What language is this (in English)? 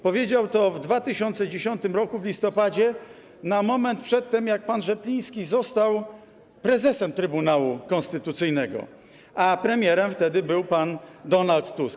Polish